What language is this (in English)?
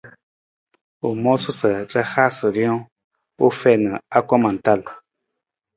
Nawdm